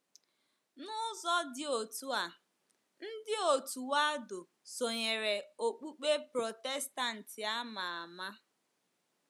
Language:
Igbo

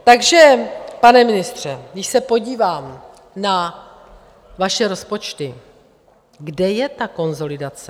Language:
Czech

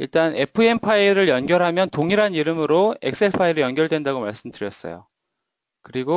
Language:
Korean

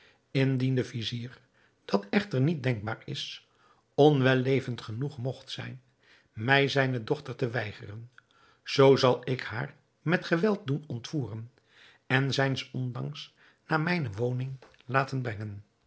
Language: Dutch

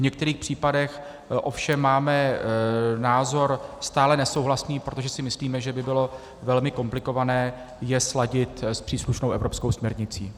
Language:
Czech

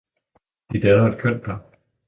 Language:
Danish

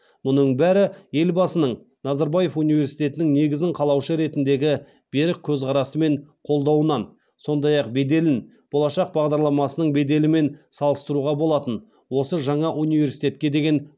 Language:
Kazakh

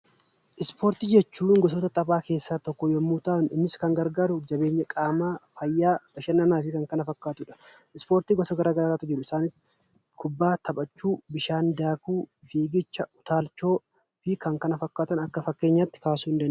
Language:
Oromo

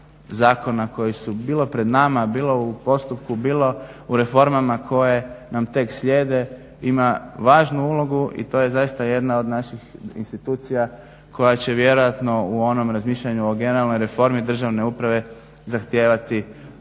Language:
Croatian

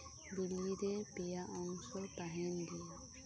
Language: Santali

